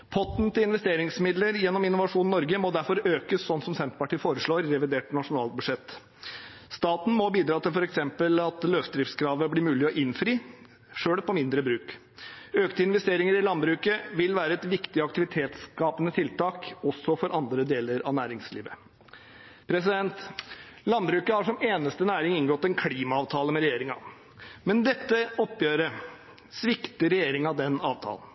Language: Norwegian Bokmål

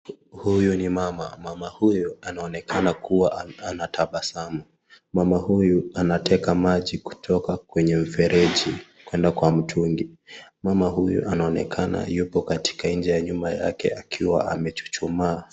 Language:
Swahili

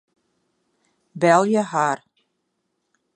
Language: Western Frisian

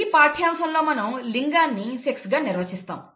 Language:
Telugu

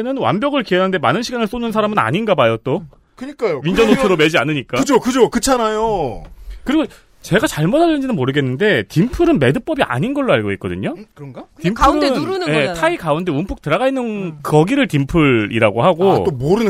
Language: Korean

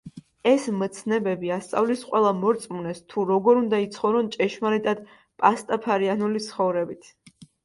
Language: Georgian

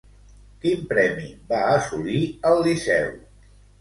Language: Catalan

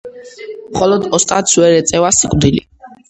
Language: Georgian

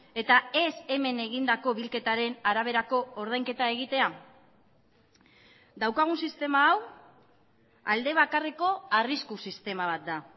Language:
Basque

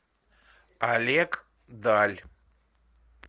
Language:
Russian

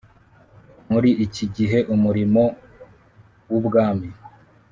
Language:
Kinyarwanda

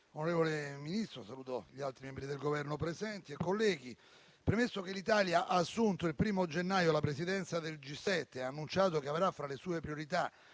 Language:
Italian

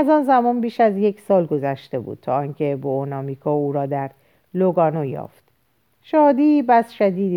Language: Persian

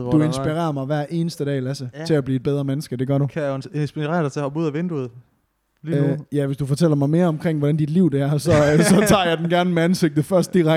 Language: Danish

